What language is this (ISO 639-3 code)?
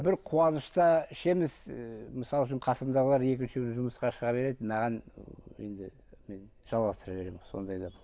kaz